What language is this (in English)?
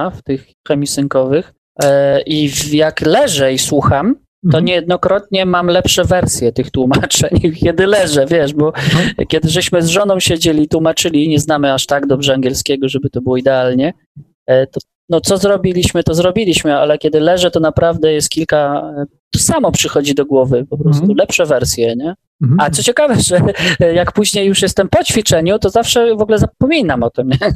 Polish